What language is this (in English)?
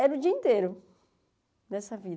Portuguese